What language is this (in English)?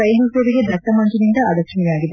Kannada